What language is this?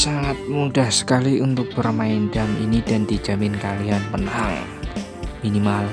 Indonesian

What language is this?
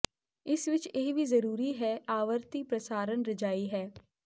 Punjabi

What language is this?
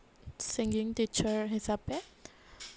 Assamese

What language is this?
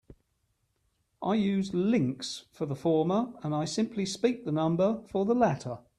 English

